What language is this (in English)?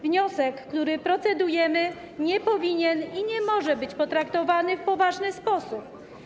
Polish